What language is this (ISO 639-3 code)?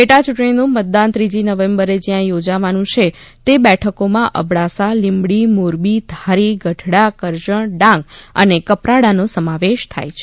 guj